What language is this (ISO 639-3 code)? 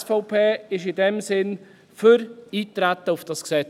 gsw